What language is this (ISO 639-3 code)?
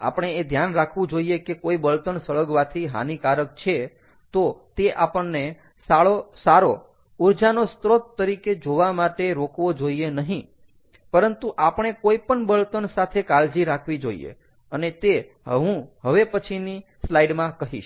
guj